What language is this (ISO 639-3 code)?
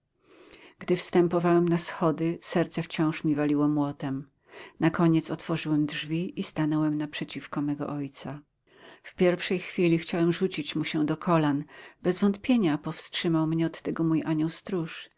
pol